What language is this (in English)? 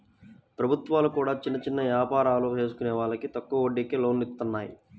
Telugu